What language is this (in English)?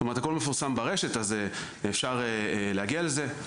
Hebrew